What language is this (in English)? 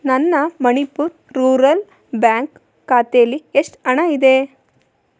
Kannada